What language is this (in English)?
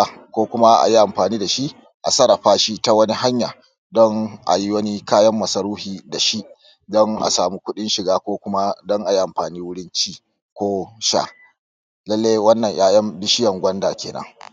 Hausa